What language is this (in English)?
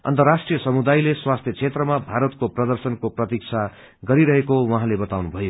Nepali